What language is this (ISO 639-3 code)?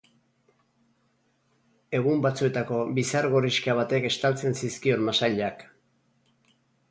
eus